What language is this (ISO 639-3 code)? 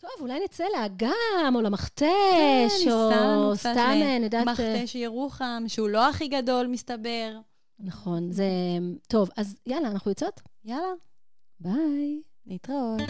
heb